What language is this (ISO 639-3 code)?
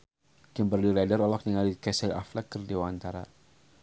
sun